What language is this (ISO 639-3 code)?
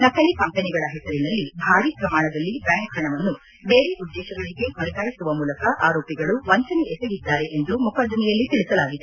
kan